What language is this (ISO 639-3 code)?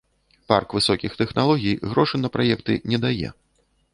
bel